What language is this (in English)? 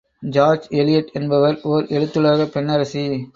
Tamil